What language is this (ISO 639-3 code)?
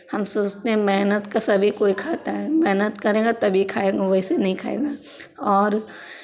hin